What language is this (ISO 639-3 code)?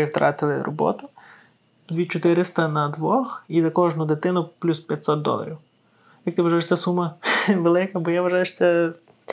ukr